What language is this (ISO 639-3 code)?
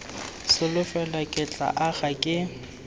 tsn